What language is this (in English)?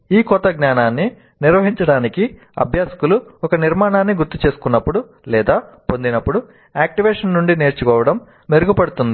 Telugu